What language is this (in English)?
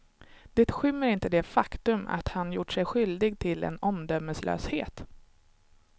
Swedish